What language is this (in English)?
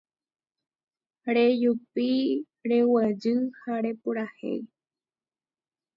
Guarani